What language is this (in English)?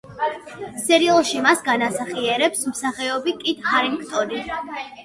Georgian